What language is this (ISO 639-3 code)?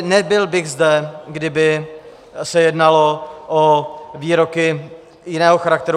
ces